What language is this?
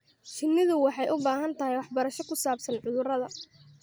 Somali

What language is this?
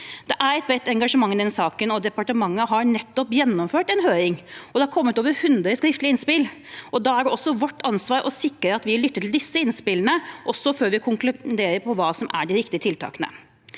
Norwegian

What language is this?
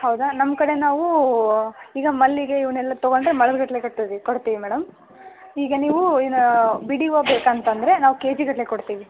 Kannada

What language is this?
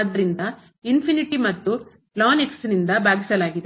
Kannada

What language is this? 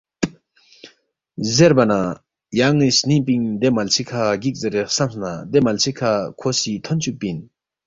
Balti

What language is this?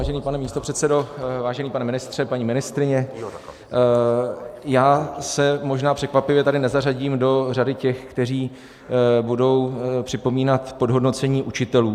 Czech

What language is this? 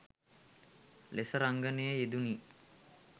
Sinhala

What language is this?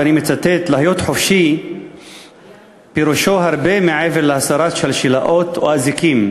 Hebrew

